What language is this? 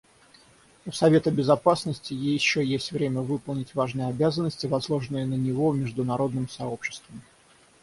Russian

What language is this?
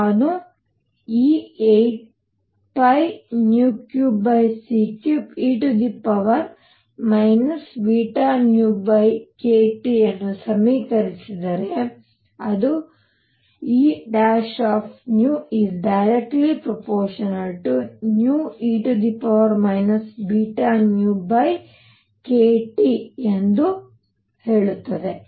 Kannada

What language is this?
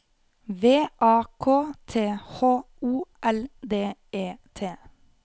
Norwegian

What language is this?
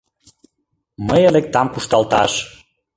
Mari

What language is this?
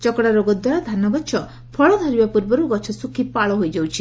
Odia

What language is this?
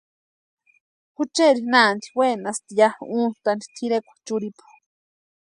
Western Highland Purepecha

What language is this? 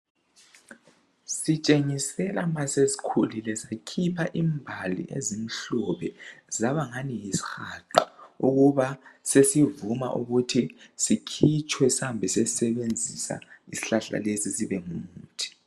North Ndebele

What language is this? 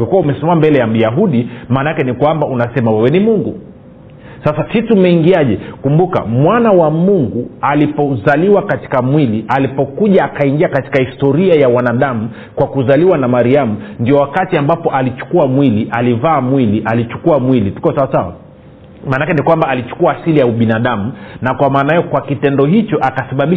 Swahili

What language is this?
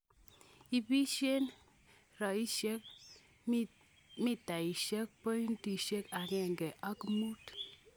Kalenjin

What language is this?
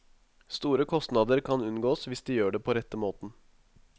Norwegian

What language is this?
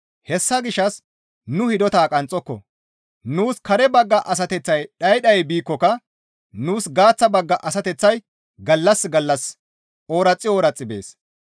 Gamo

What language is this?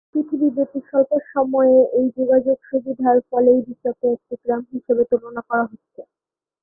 Bangla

